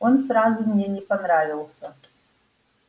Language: Russian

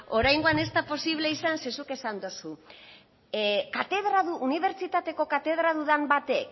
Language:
Basque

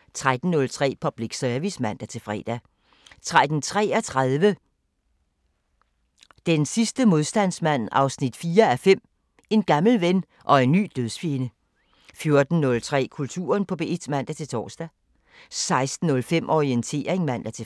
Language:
Danish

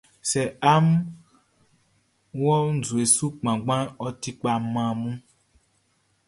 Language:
Baoulé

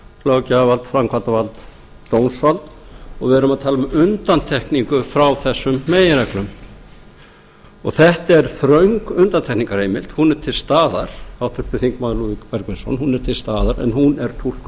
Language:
Icelandic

